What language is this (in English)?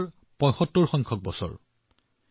Assamese